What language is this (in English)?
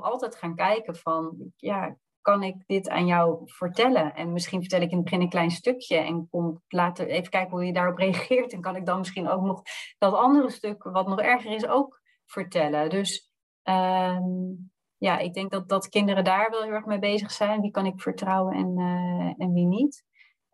Dutch